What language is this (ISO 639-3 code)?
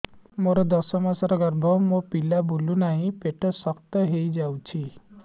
ori